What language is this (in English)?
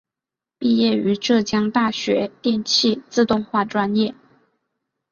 Chinese